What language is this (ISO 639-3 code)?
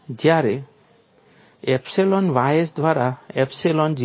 guj